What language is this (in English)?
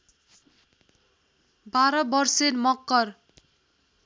Nepali